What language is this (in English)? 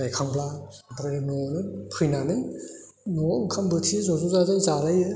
Bodo